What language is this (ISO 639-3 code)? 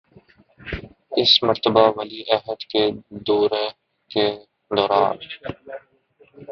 urd